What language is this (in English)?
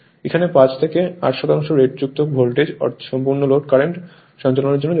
Bangla